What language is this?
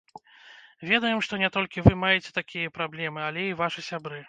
Belarusian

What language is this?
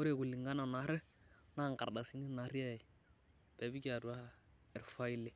Masai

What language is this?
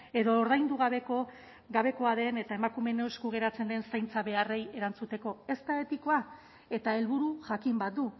Basque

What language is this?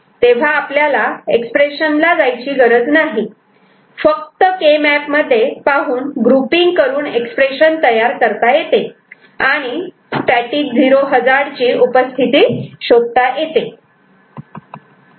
Marathi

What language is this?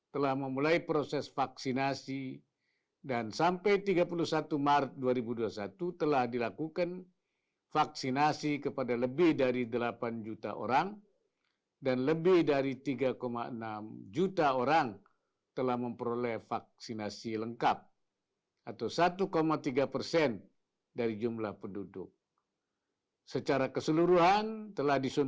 Indonesian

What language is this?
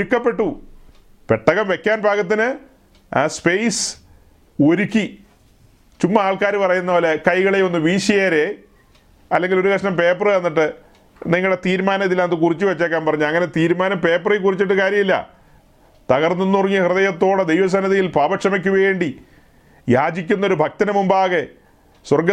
Malayalam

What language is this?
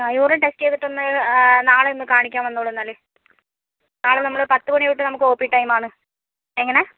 Malayalam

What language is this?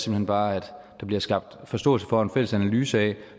Danish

